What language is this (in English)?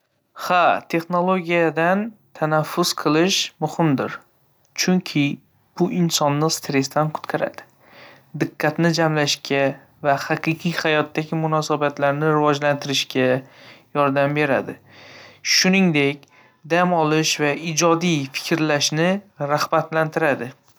Uzbek